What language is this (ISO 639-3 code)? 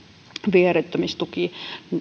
fin